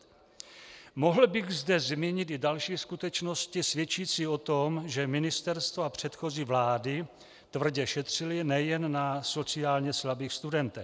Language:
Czech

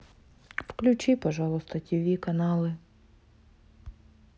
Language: Russian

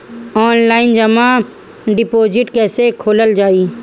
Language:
Bhojpuri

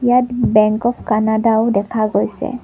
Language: Assamese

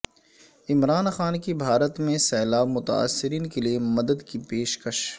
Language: Urdu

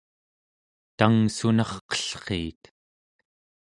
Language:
Central Yupik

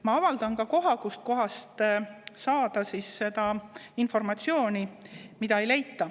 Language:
Estonian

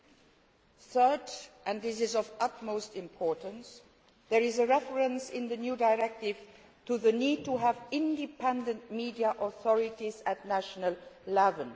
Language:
English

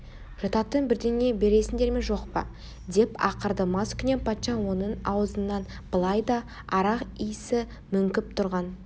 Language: Kazakh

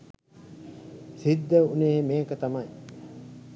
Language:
Sinhala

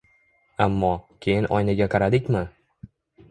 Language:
Uzbek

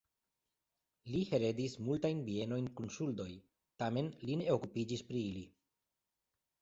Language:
Esperanto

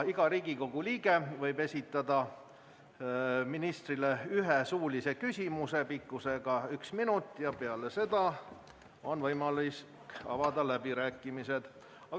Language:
Estonian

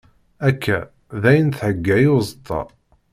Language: Kabyle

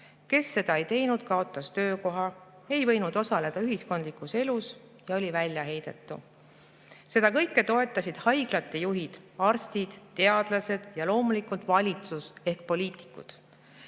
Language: Estonian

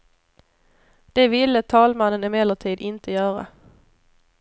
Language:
Swedish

